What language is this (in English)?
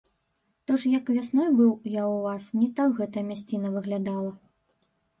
Belarusian